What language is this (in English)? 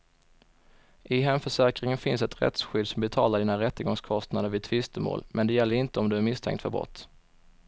Swedish